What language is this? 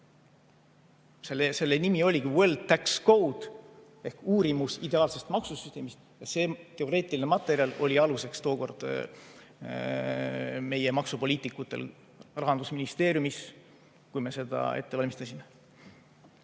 Estonian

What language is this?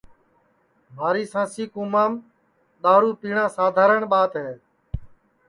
Sansi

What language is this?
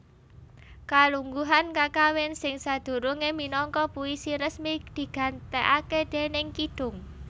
Javanese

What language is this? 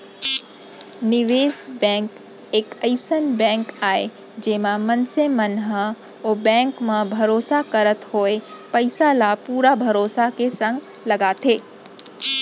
Chhattisgarhi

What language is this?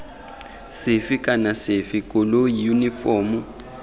Tswana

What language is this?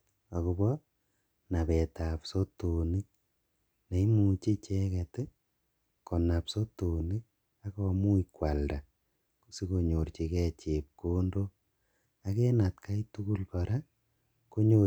Kalenjin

